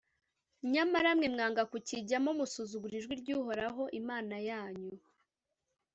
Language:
Kinyarwanda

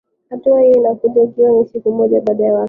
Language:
Swahili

